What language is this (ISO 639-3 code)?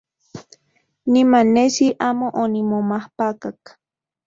ncx